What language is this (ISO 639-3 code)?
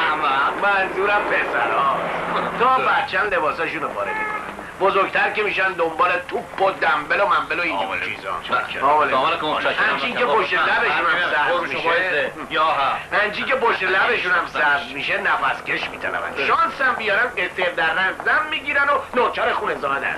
fas